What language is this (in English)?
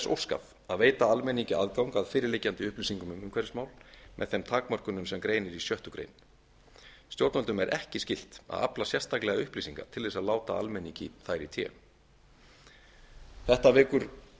Icelandic